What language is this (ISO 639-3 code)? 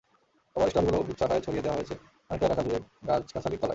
ben